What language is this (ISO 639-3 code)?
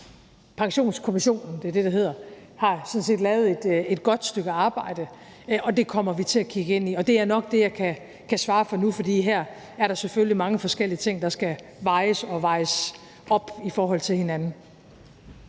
dan